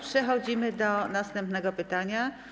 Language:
Polish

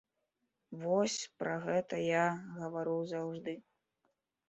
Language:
Belarusian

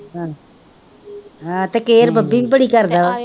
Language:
Punjabi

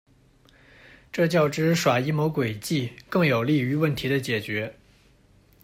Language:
Chinese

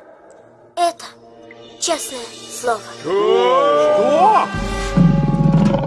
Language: Russian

